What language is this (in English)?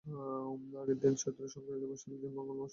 Bangla